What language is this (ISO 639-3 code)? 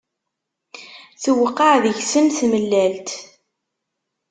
kab